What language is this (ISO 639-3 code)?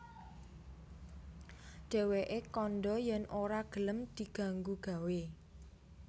jav